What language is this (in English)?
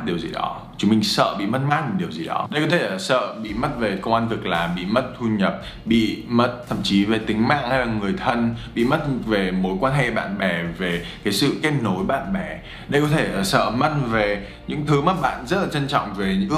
Vietnamese